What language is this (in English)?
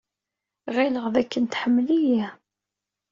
Kabyle